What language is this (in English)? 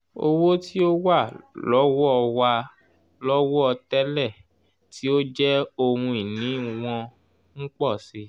Yoruba